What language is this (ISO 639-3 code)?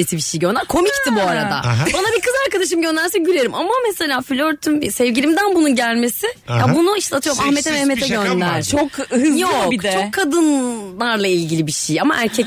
tur